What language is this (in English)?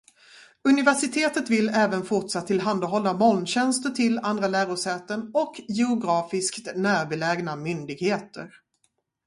Swedish